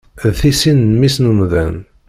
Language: Kabyle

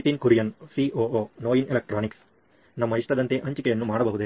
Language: Kannada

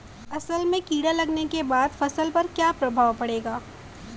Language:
Bhojpuri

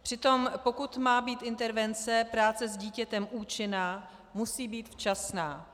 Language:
Czech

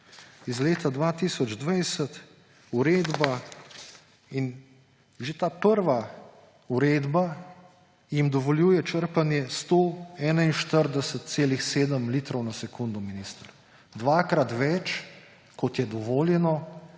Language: Slovenian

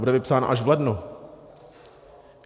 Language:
Czech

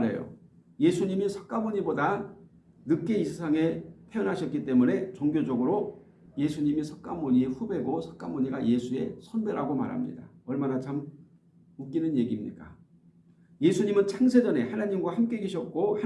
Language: Korean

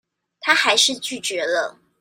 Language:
Chinese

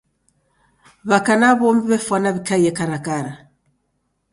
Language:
Taita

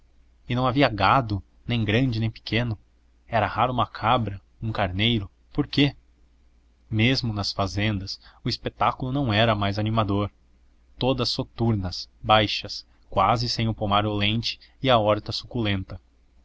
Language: Portuguese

